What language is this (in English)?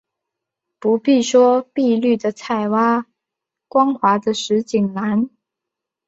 Chinese